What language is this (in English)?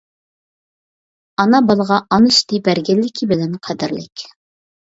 Uyghur